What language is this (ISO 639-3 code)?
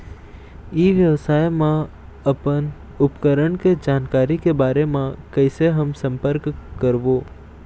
hne